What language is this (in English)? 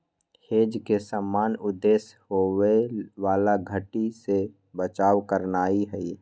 Magahi